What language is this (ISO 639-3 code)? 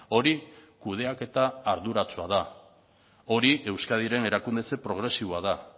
eus